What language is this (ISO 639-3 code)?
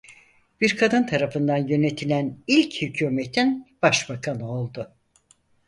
tur